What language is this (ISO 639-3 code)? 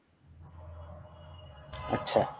ben